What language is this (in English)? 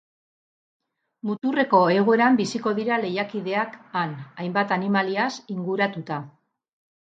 Basque